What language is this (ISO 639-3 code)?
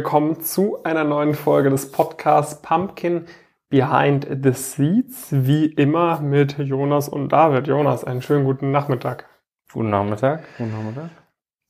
deu